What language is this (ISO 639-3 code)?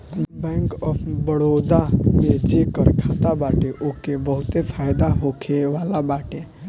bho